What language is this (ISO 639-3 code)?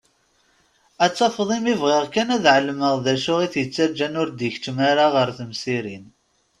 kab